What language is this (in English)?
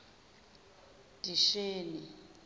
Zulu